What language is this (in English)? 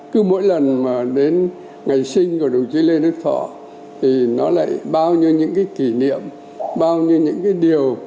Vietnamese